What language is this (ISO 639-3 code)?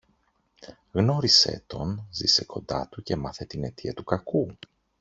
ell